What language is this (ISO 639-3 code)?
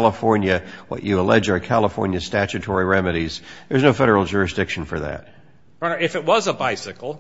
eng